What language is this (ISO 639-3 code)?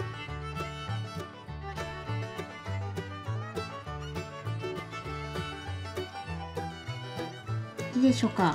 jpn